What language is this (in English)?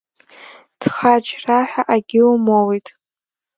Abkhazian